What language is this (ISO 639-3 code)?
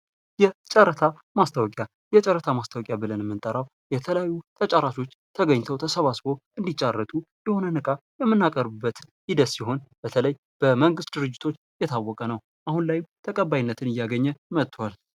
amh